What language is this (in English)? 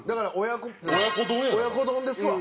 Japanese